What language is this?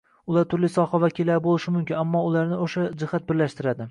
Uzbek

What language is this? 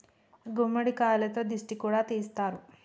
Telugu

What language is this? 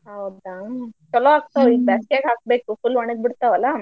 Kannada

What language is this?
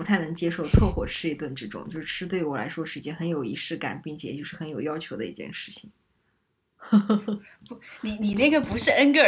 Chinese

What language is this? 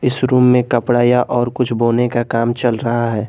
Hindi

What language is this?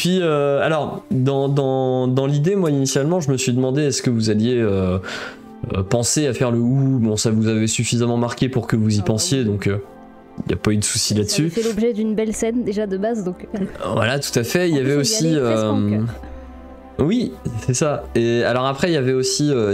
French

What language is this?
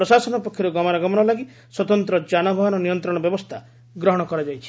Odia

